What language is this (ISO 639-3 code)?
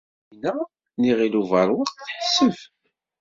kab